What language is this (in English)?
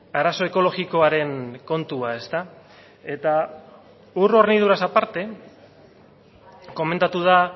Basque